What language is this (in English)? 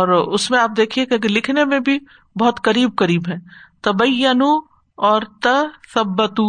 Urdu